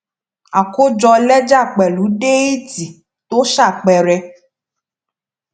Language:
Yoruba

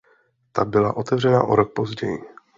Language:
Czech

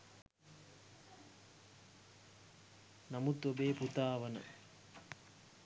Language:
Sinhala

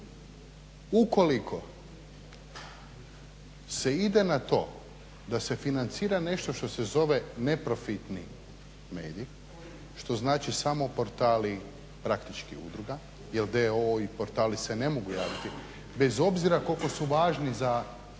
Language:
Croatian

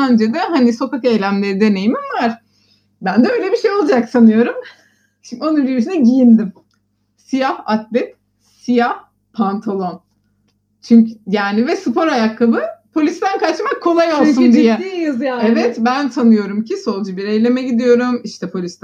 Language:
Turkish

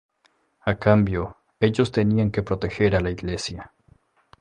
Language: Spanish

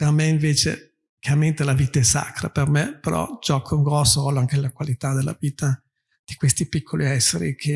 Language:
Italian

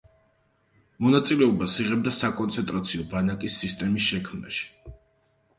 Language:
Georgian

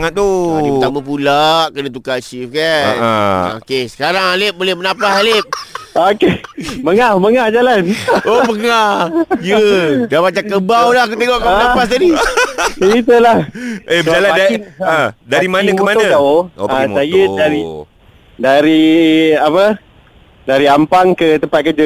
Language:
Malay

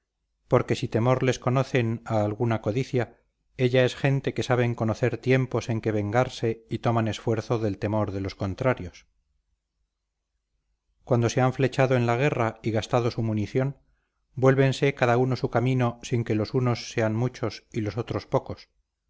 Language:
Spanish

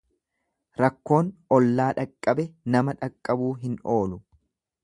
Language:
Oromo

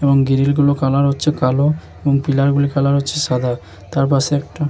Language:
Bangla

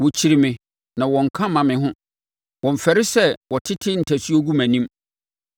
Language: Akan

